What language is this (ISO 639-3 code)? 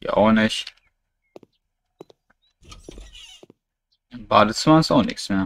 deu